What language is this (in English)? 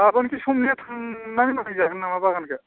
Bodo